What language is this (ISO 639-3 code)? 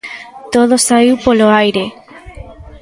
glg